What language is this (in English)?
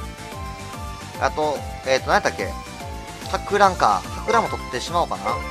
Japanese